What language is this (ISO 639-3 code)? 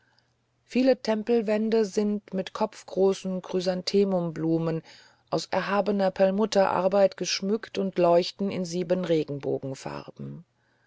deu